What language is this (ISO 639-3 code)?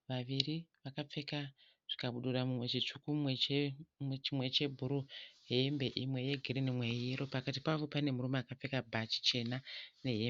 sna